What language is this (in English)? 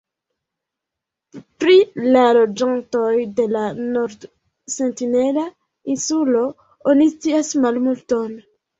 Esperanto